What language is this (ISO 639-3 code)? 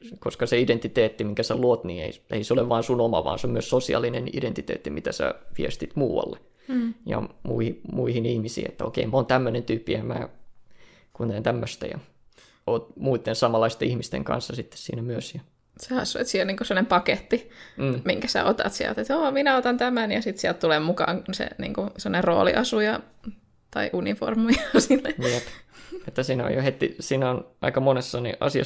fin